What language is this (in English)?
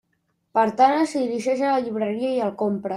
Catalan